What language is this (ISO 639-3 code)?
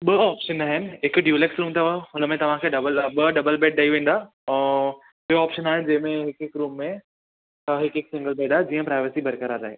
snd